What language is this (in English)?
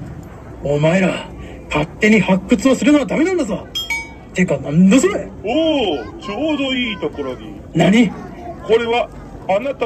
Japanese